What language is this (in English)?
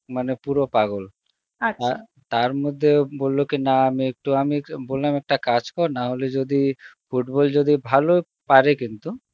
Bangla